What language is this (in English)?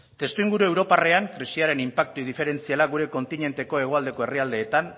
Basque